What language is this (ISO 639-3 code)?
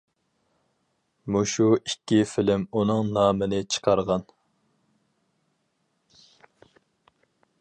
uig